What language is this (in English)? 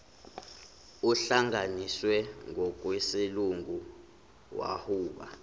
Zulu